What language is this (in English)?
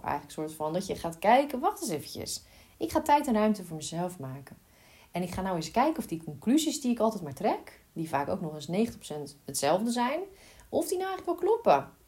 Dutch